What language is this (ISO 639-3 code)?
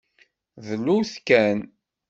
kab